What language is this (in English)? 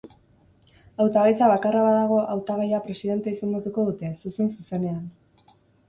Basque